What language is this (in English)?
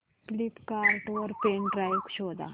Marathi